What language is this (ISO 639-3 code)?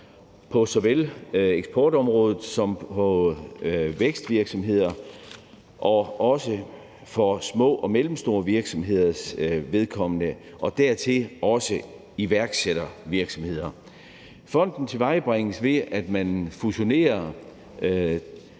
dan